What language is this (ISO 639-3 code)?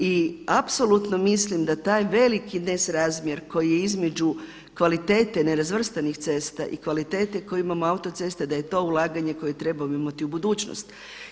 hrv